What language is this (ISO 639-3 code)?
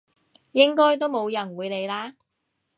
yue